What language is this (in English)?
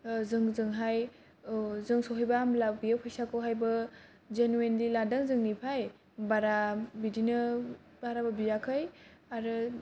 Bodo